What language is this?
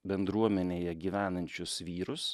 Lithuanian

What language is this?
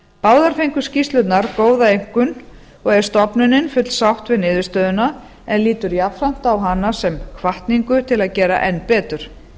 Icelandic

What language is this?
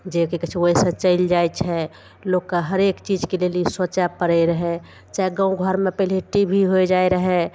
Maithili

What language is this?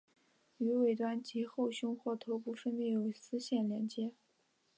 Chinese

